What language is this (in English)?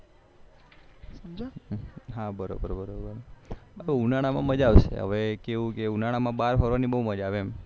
Gujarati